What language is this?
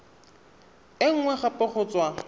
Tswana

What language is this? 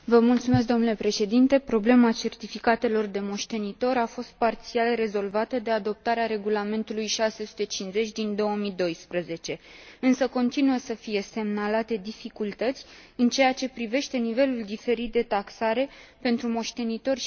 Romanian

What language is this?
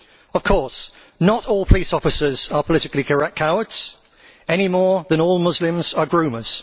English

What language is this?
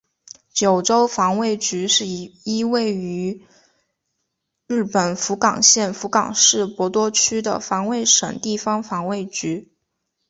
Chinese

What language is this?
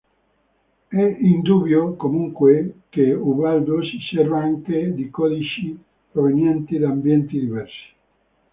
Italian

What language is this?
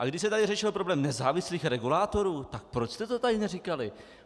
Czech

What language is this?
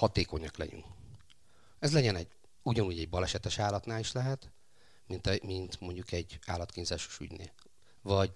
Hungarian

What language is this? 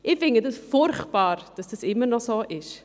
Swiss German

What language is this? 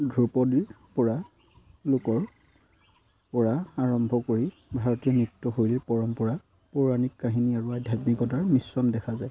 Assamese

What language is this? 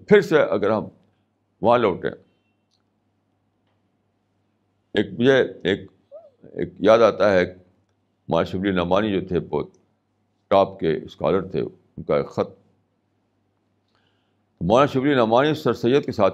Urdu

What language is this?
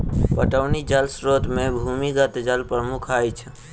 Maithili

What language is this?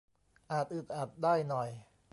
Thai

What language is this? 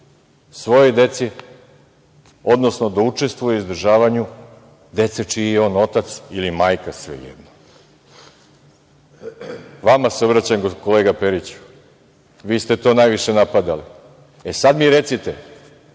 Serbian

